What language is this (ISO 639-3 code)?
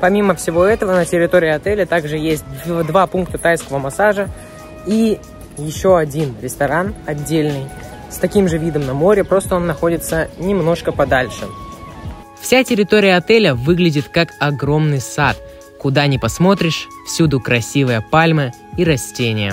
rus